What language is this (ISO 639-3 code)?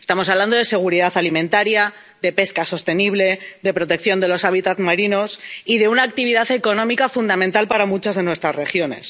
spa